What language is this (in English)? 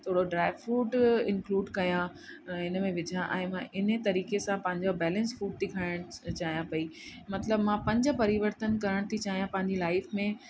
Sindhi